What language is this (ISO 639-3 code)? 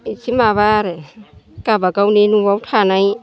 brx